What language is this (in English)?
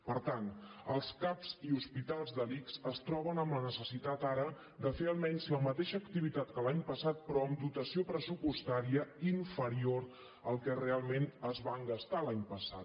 Catalan